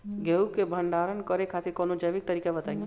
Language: Bhojpuri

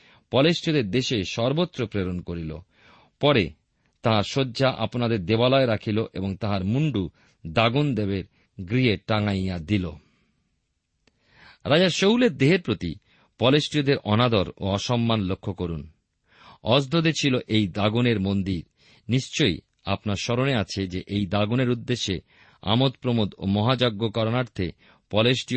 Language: Bangla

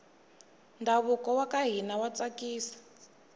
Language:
Tsonga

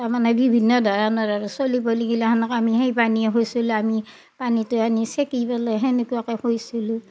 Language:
Assamese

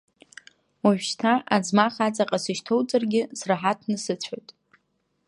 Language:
Abkhazian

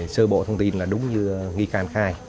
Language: Vietnamese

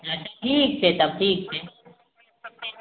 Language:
Maithili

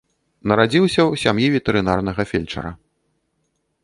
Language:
Belarusian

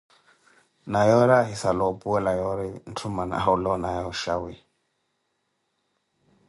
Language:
Koti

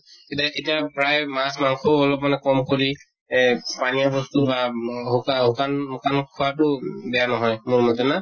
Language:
Assamese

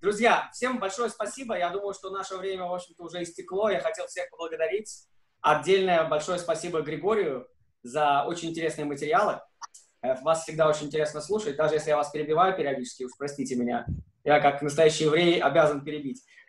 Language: Russian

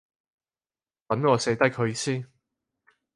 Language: Cantonese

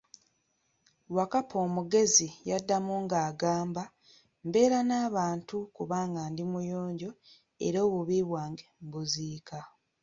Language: Ganda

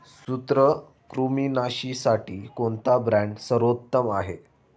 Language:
Marathi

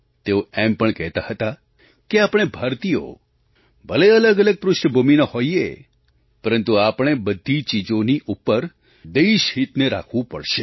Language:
Gujarati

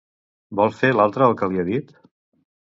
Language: Catalan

